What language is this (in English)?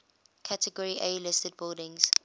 English